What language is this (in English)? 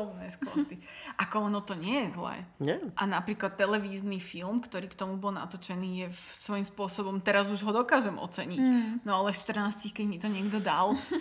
Slovak